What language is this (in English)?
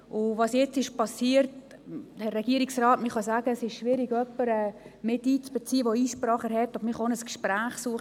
Swiss German